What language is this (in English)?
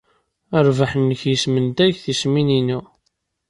Kabyle